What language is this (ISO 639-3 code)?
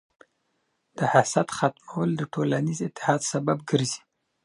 pus